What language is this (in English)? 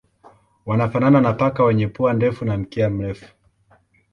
Swahili